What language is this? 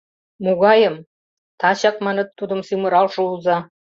Mari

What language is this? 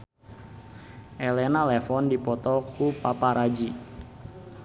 Sundanese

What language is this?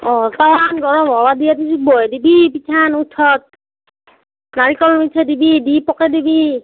Assamese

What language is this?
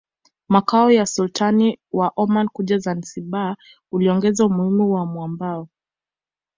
Swahili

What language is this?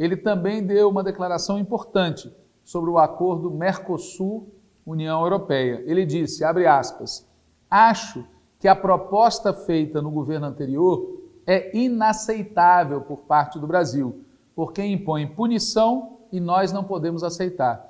Portuguese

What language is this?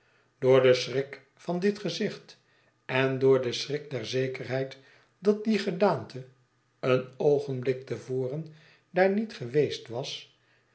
Dutch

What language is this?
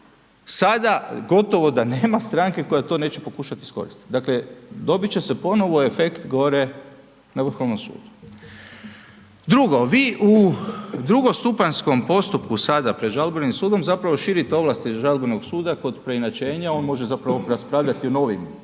Croatian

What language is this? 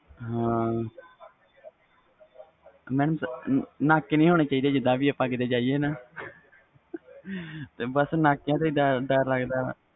Punjabi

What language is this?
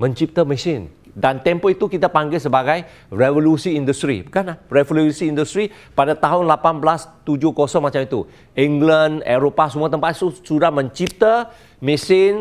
Malay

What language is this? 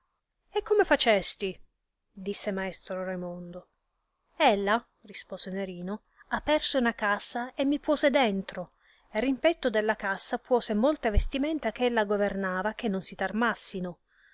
Italian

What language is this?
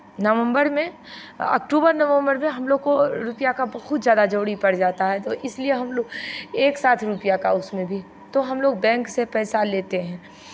Hindi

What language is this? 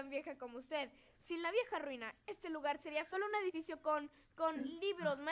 Spanish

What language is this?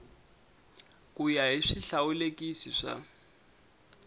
Tsonga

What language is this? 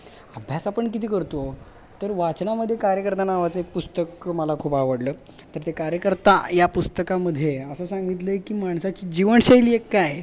Marathi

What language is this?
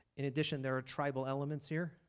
English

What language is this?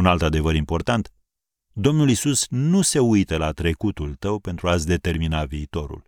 Romanian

